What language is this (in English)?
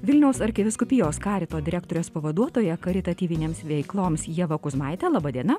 Lithuanian